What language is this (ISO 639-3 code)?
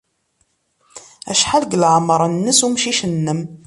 kab